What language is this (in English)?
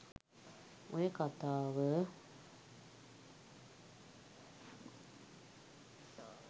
Sinhala